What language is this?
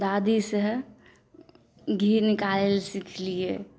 Maithili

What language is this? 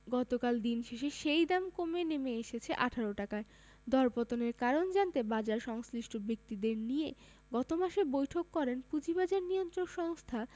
Bangla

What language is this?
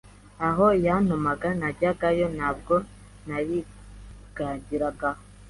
Kinyarwanda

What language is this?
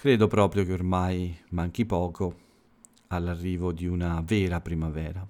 Italian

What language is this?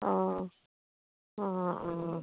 Assamese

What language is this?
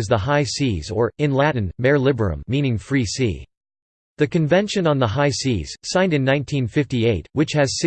English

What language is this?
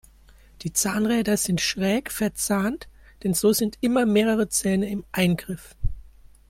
German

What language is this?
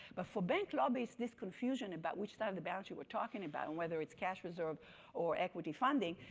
English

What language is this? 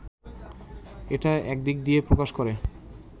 Bangla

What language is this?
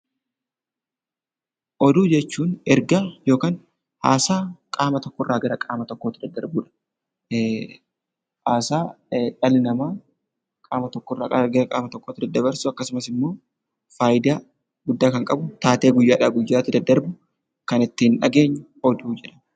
Oromo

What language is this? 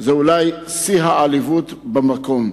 Hebrew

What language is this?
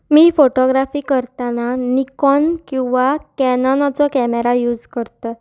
Konkani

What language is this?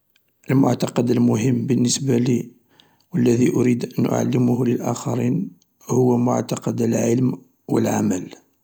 Algerian Arabic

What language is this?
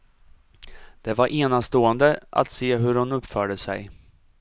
Swedish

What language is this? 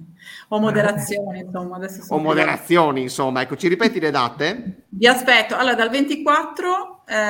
Italian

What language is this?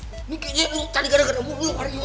Indonesian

